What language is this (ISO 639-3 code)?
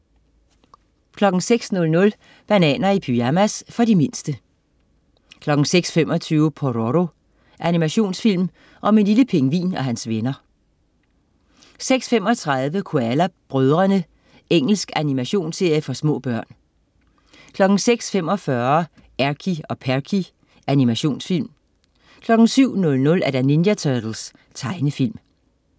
dan